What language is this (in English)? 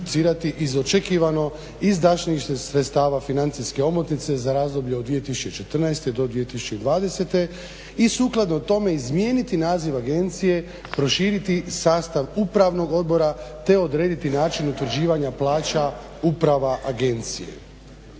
Croatian